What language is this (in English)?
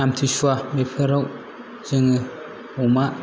Bodo